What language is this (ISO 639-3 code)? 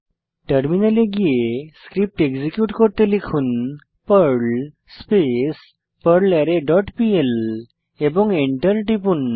ben